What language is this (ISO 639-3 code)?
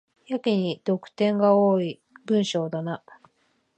jpn